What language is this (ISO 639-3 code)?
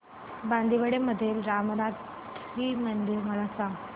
mar